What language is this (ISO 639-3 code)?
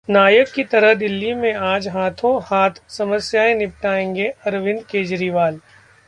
hin